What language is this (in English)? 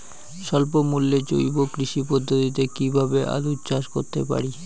Bangla